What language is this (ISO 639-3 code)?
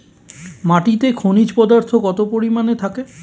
ben